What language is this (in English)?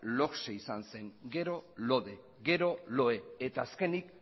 Basque